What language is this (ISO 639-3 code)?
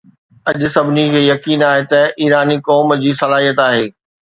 snd